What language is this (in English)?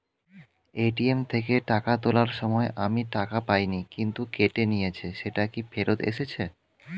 Bangla